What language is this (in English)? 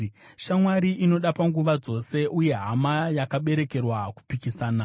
Shona